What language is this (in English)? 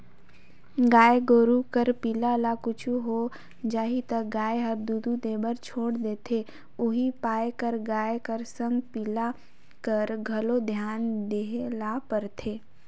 Chhattisgarhi